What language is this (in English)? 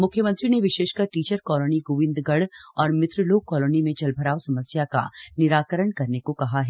Hindi